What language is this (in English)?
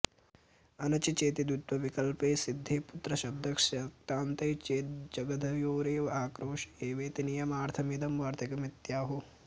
Sanskrit